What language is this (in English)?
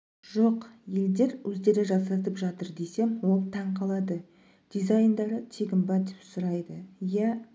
Kazakh